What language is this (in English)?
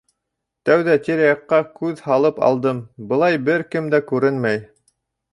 Bashkir